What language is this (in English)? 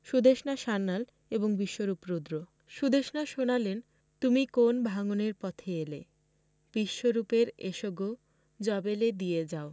Bangla